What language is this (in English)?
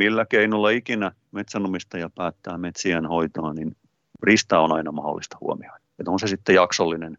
Finnish